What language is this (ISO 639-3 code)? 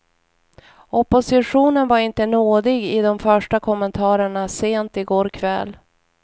swe